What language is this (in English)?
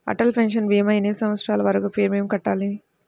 Telugu